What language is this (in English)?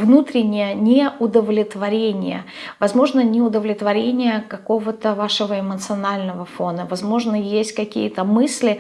Russian